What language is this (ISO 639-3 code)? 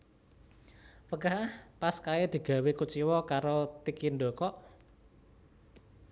jav